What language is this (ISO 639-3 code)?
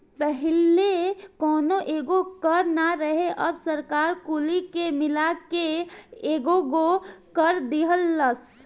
bho